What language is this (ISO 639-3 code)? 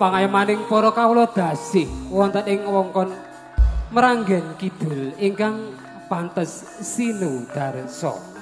ind